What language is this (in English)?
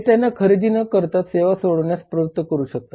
Marathi